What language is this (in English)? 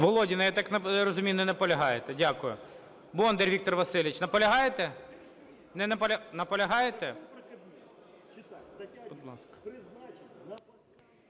Ukrainian